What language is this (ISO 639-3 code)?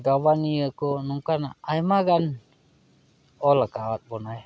sat